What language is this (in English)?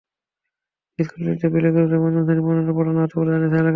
Bangla